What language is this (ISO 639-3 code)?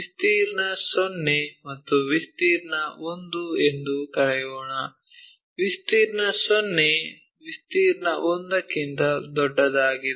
kan